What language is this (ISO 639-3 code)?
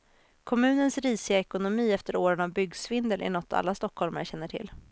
swe